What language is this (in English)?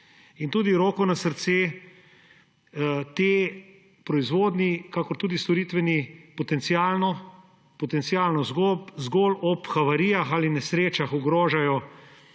Slovenian